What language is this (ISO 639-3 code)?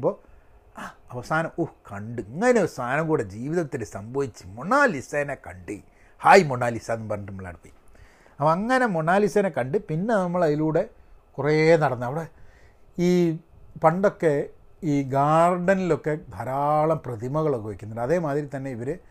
mal